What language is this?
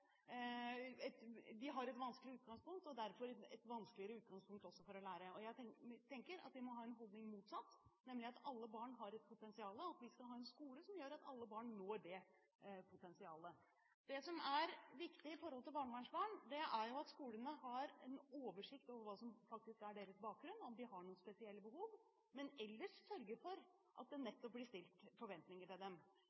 Norwegian Bokmål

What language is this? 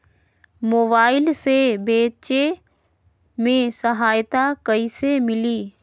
Magahi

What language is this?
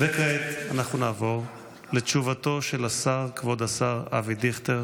Hebrew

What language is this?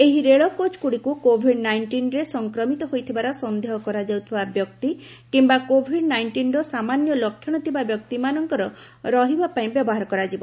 Odia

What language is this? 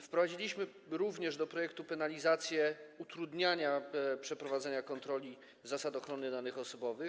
Polish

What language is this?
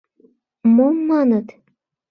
Mari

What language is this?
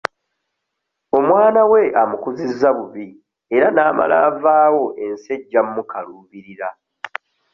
Ganda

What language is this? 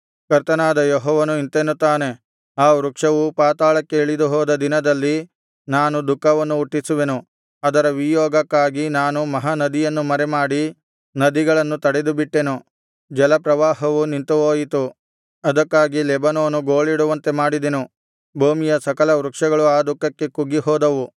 Kannada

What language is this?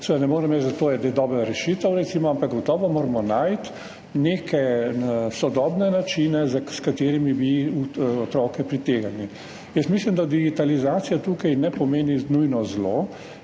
Slovenian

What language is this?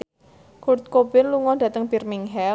Javanese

